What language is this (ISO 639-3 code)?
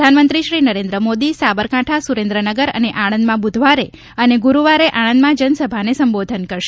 guj